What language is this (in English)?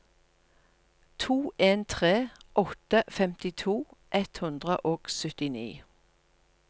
Norwegian